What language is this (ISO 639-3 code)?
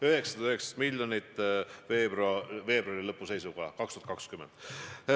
est